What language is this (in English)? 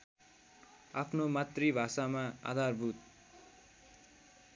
Nepali